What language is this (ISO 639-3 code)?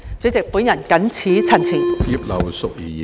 yue